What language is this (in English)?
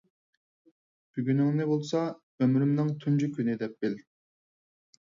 Uyghur